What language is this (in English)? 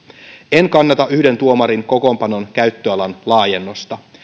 Finnish